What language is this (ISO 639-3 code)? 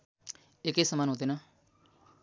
nep